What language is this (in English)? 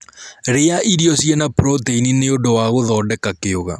Kikuyu